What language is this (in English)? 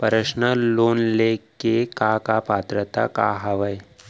Chhattisgarhi